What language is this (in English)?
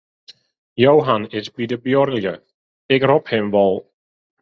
Western Frisian